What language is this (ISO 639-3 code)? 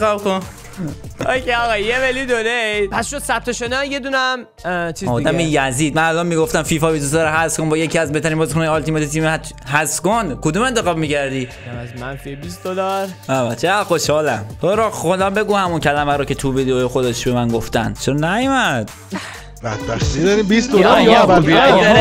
fas